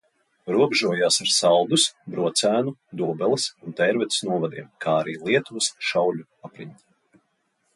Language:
Latvian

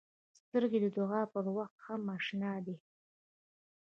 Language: Pashto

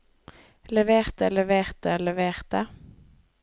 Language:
Norwegian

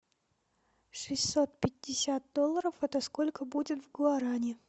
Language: Russian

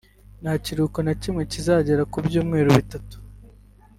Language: Kinyarwanda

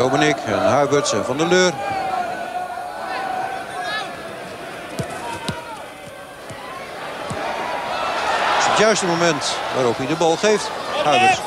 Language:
Dutch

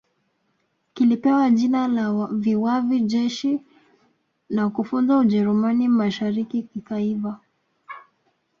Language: Swahili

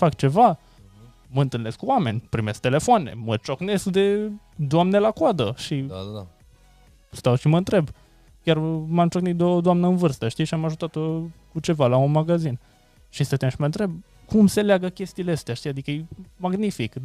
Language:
Romanian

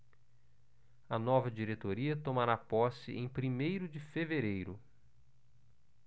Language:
Portuguese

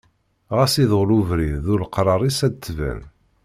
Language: Kabyle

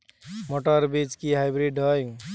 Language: Bangla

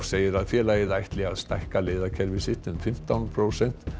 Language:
Icelandic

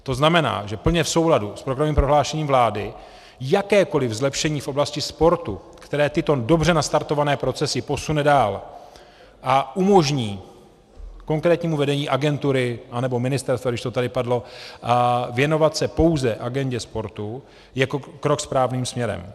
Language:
Czech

